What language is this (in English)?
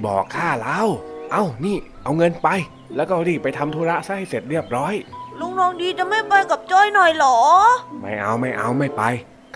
Thai